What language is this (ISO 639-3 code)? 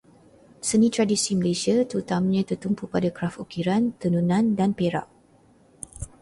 msa